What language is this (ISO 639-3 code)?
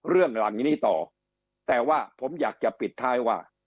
tha